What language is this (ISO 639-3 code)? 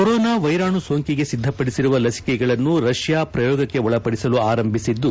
kan